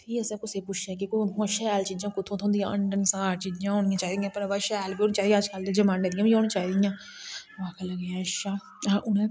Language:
Dogri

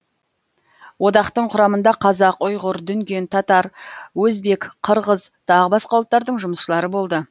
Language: Kazakh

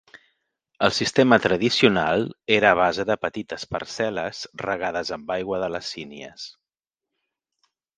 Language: Catalan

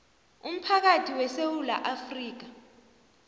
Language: South Ndebele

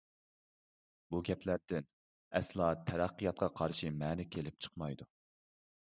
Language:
Uyghur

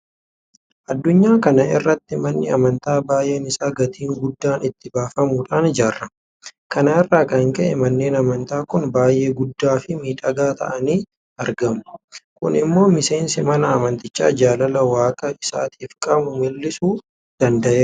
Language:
Oromo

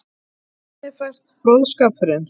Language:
Icelandic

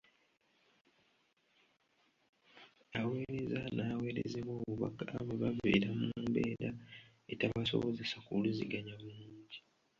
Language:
Ganda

